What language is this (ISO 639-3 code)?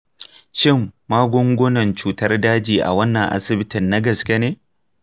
hau